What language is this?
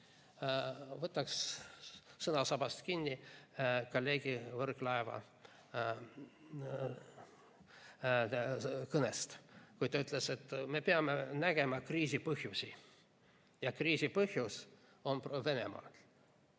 Estonian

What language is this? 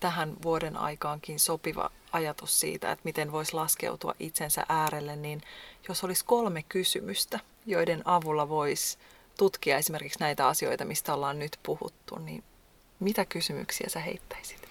Finnish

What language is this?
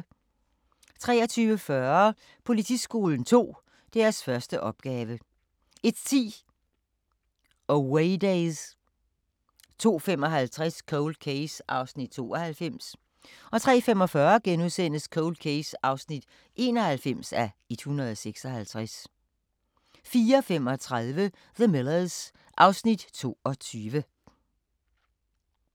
Danish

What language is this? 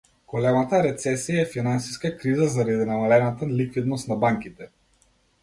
Macedonian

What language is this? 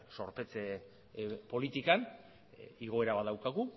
Basque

